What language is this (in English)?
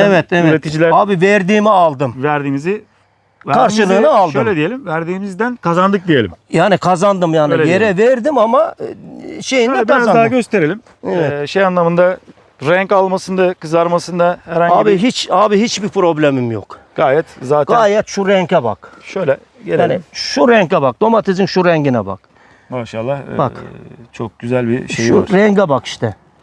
Turkish